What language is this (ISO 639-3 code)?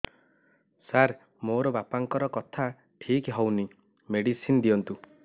ori